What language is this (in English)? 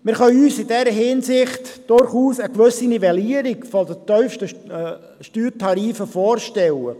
Swiss German